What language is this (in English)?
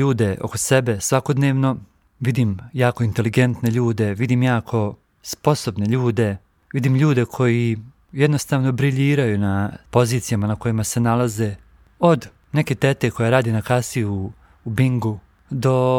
Croatian